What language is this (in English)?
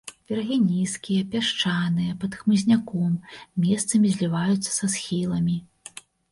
Belarusian